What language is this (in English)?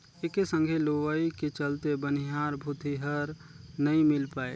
Chhattisgarhi